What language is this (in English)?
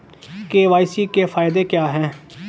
Hindi